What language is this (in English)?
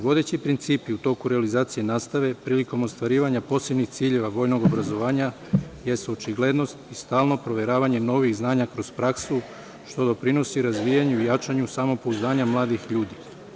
Serbian